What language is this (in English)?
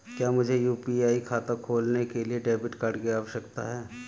Hindi